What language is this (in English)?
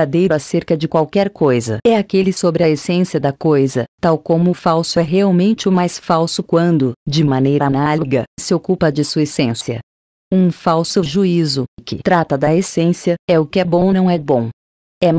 Portuguese